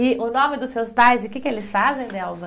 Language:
Portuguese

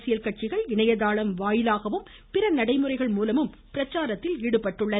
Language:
Tamil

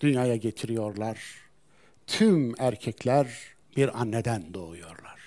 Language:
Turkish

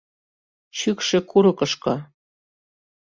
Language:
Mari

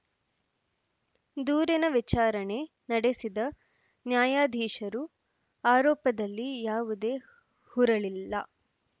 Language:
Kannada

